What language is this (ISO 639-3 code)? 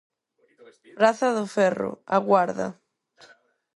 glg